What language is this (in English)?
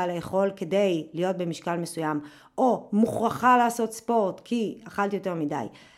Hebrew